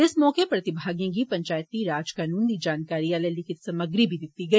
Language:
Dogri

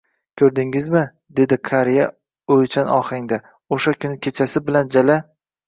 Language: Uzbek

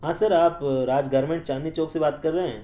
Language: Urdu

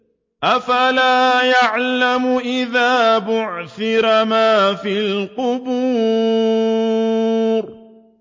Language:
Arabic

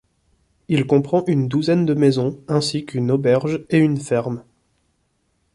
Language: French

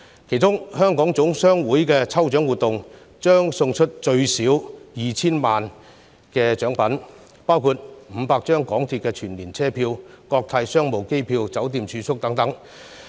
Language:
Cantonese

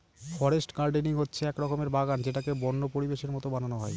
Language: Bangla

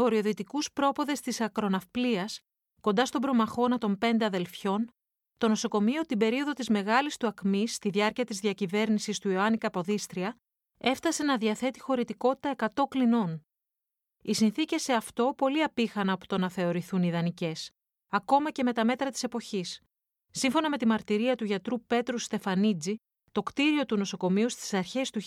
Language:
Greek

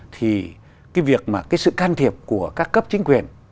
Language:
Vietnamese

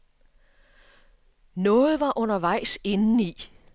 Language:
Danish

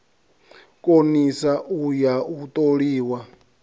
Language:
Venda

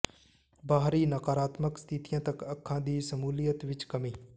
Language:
Punjabi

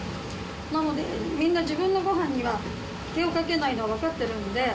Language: Japanese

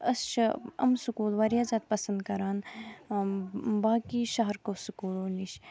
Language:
Kashmiri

